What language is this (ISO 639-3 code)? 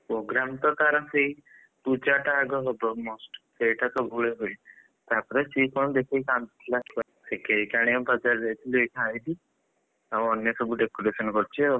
ori